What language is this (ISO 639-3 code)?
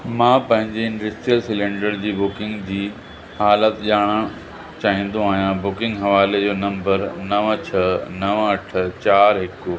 snd